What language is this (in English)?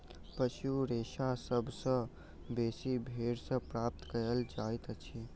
Maithili